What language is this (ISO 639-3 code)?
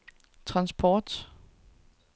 dan